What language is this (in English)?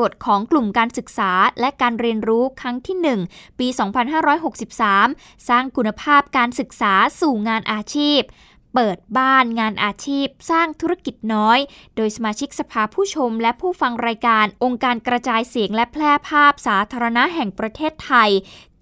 Thai